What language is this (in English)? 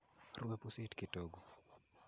Kalenjin